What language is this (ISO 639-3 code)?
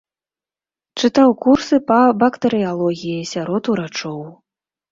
bel